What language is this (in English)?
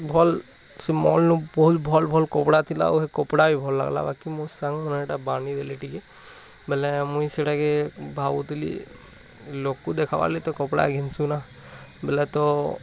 Odia